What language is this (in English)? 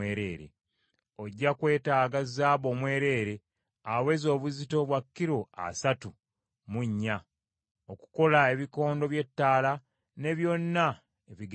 Ganda